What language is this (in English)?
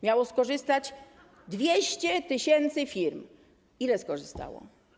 Polish